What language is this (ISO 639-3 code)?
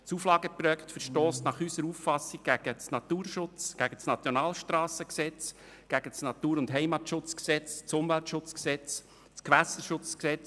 gsw